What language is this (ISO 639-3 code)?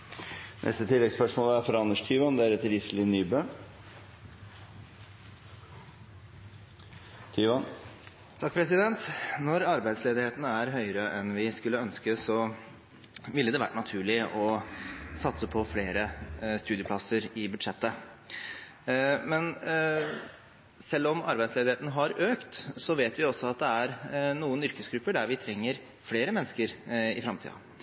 nor